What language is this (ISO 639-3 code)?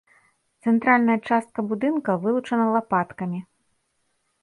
bel